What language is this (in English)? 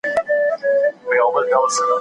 Pashto